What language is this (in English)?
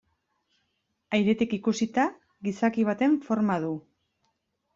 Basque